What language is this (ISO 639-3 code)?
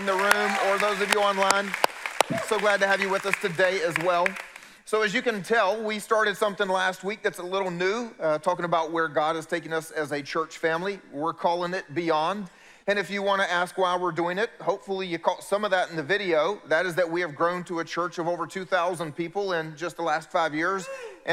eng